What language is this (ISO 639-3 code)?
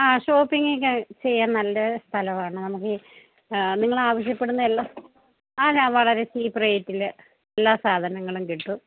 mal